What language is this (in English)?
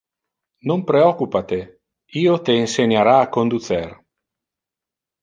Interlingua